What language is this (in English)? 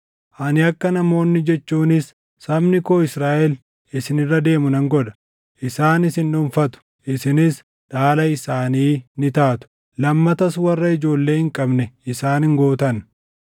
Oromo